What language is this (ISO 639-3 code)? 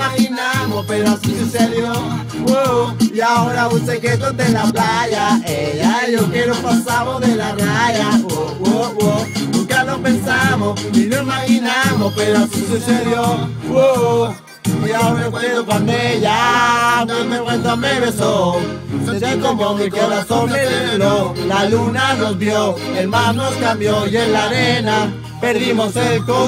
spa